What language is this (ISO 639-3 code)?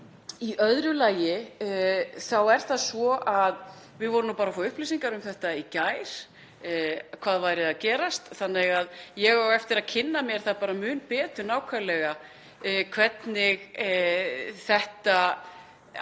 isl